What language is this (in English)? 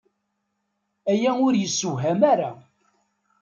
Kabyle